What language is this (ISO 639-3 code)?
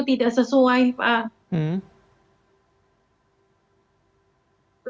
ind